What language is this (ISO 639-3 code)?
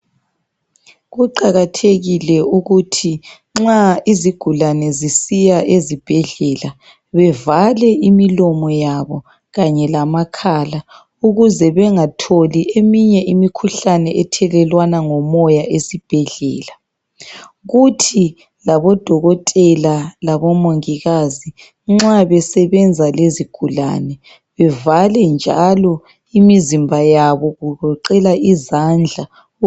nde